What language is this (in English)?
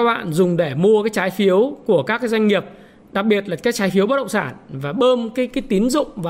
Vietnamese